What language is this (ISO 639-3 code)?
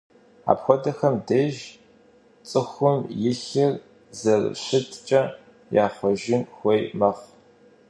kbd